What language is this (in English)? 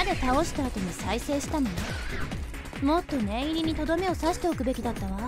Japanese